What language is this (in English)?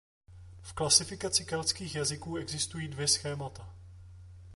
Czech